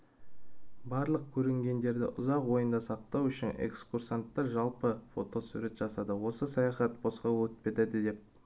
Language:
Kazakh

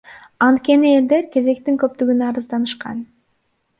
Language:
Kyrgyz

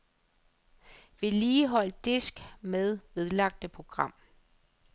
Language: Danish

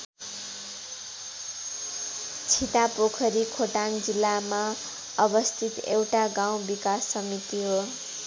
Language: Nepali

